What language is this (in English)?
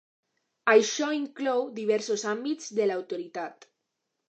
Catalan